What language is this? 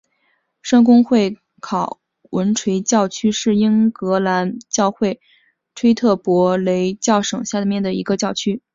Chinese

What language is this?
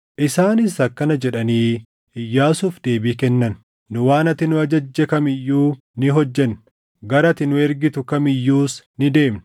Oromo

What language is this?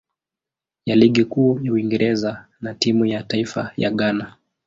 Swahili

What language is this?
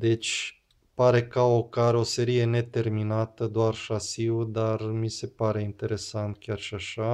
Romanian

